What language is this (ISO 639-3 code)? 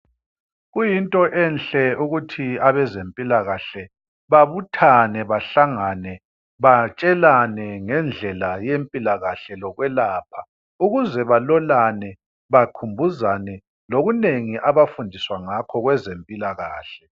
nde